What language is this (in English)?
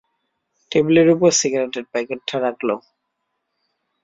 Bangla